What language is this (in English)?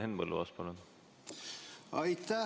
Estonian